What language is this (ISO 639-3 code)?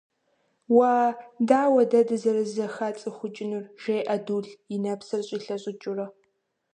kbd